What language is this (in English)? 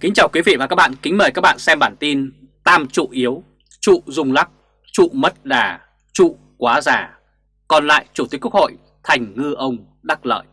Vietnamese